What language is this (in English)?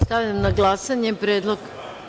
Serbian